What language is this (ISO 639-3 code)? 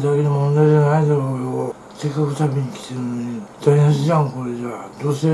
jpn